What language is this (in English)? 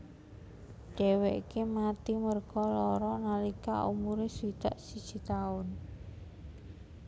Javanese